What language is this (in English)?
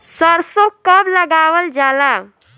Bhojpuri